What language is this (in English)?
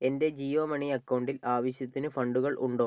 Malayalam